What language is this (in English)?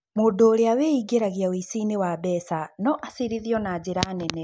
Kikuyu